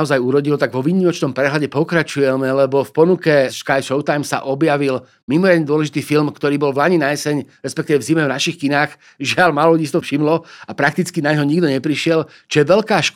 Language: Slovak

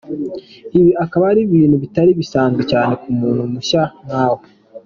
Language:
Kinyarwanda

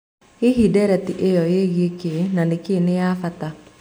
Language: Kikuyu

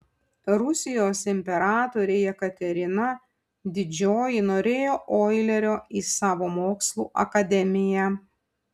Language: Lithuanian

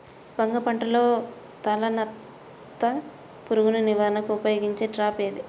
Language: Telugu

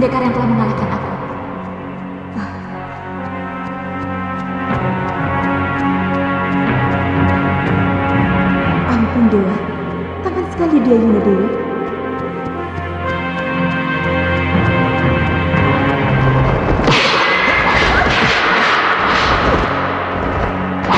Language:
Indonesian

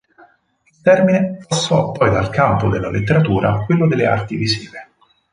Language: Italian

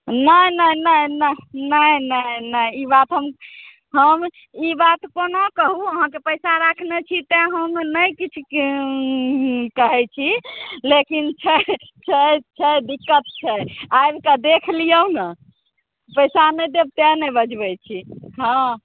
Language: Maithili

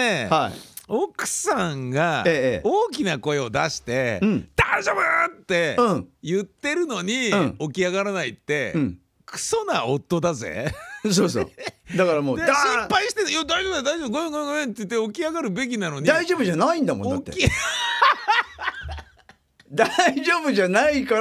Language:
Japanese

